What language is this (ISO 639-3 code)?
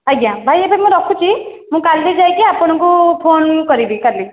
ori